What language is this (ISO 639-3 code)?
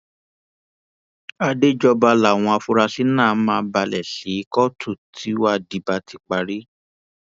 yor